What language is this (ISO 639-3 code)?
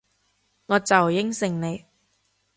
yue